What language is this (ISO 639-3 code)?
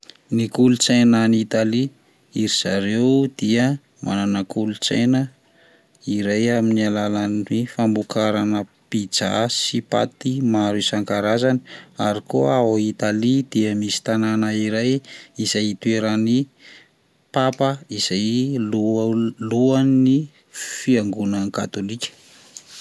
mlg